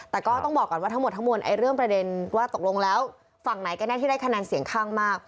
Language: Thai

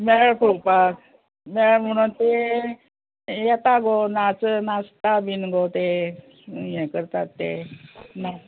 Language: Konkani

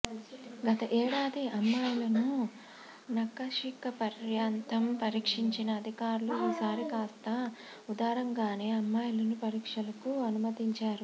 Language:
Telugu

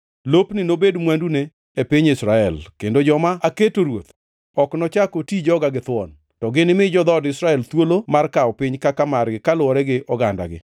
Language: Luo (Kenya and Tanzania)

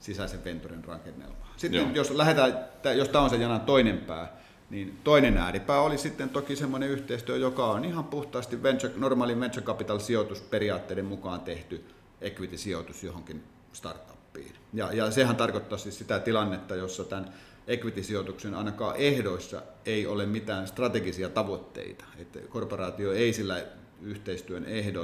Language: Finnish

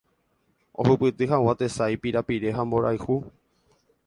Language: Guarani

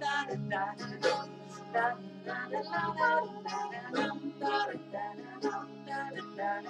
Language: Dutch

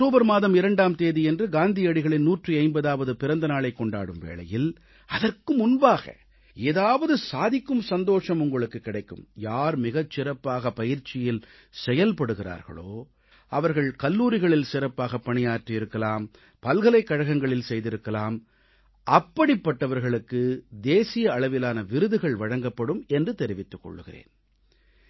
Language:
Tamil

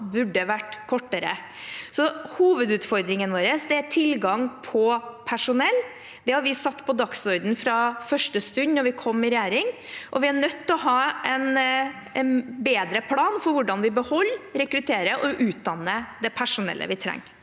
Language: Norwegian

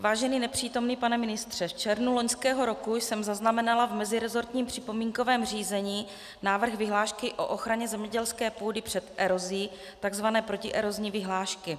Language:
Czech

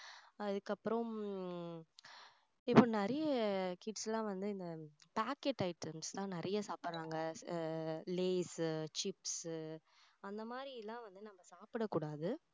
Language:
Tamil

